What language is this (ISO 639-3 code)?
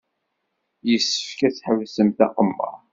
kab